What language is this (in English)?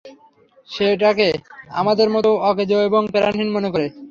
Bangla